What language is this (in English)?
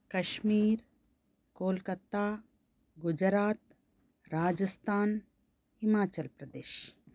Sanskrit